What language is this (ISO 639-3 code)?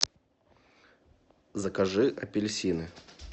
rus